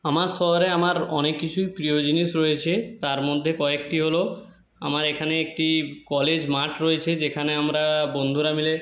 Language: Bangla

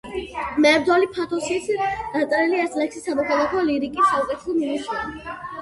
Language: Georgian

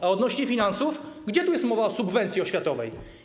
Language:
Polish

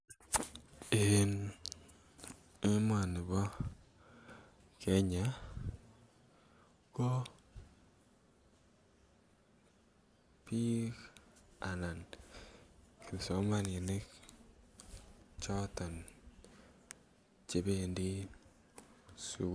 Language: Kalenjin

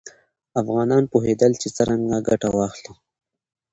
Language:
Pashto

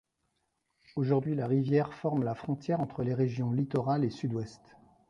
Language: French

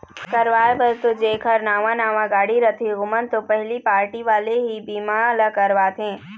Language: Chhattisgarhi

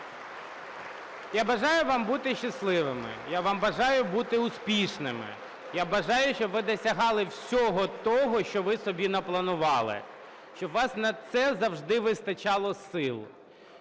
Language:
Ukrainian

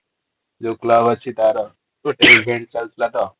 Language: Odia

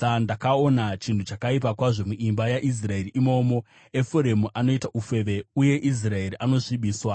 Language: Shona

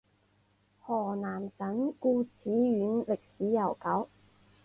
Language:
Chinese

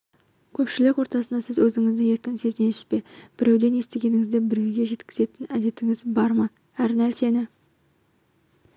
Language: Kazakh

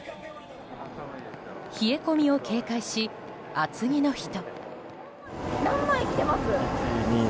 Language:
Japanese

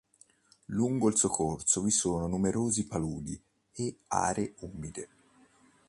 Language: Italian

